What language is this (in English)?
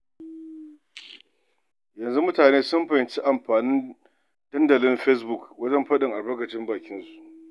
Hausa